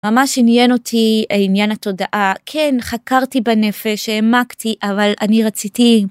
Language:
Hebrew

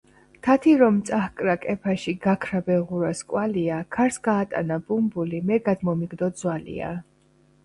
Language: Georgian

